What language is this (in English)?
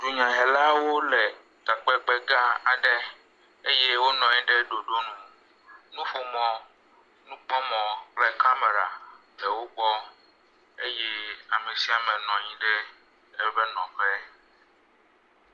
Ewe